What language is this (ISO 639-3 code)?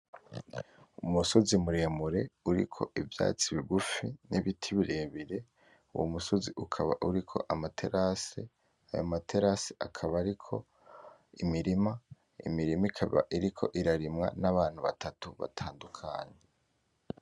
run